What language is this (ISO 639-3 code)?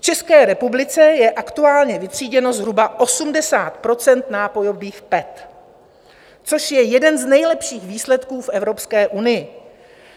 ces